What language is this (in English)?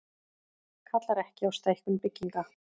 Icelandic